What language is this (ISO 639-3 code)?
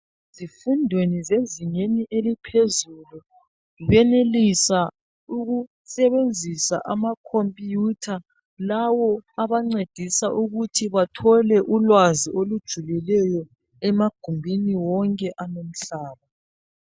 nde